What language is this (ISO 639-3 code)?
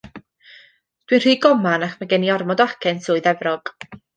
cym